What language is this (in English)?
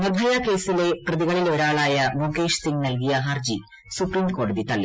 Malayalam